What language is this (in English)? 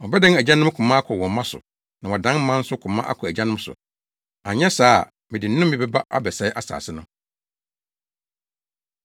Akan